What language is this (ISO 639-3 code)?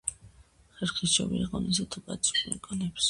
kat